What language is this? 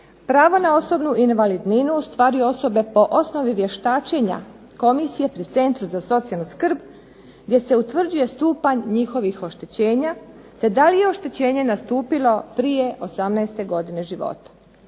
Croatian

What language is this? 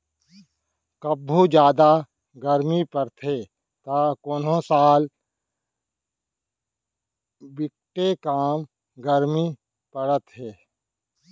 Chhattisgarhi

